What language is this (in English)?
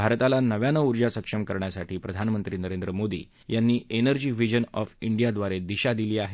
Marathi